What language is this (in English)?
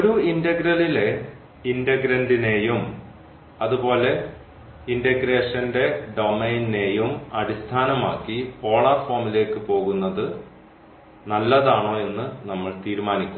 Malayalam